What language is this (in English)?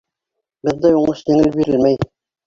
Bashkir